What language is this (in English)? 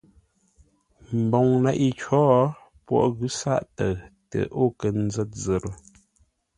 Ngombale